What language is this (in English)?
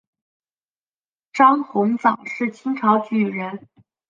Chinese